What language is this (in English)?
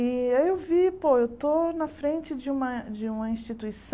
Portuguese